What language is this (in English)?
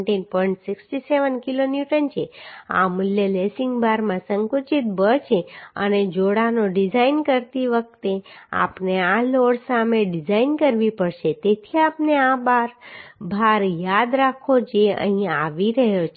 Gujarati